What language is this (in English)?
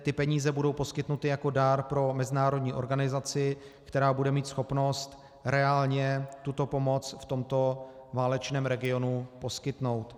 Czech